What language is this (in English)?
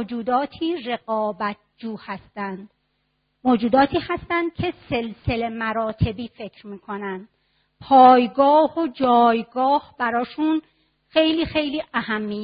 Persian